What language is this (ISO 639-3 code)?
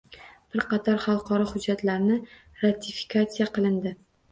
uzb